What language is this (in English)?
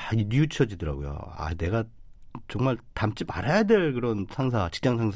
Korean